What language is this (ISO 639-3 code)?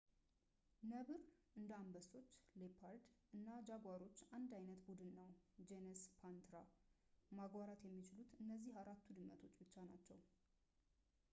amh